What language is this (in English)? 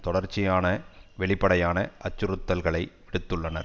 Tamil